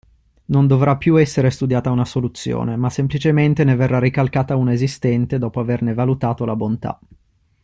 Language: Italian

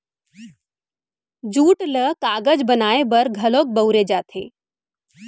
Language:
Chhattisgarhi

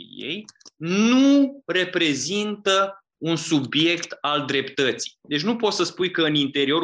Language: Romanian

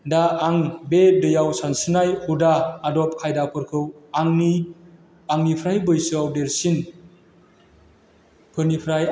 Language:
Bodo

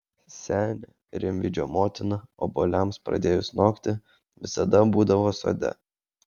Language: Lithuanian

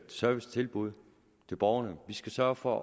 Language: Danish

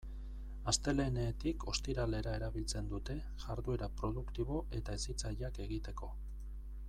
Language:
Basque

